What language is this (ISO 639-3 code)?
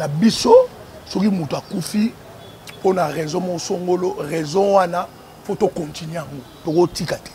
fra